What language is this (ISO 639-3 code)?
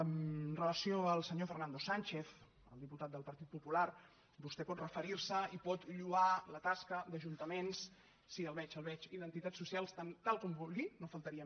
cat